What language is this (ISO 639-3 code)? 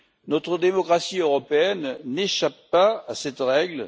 fra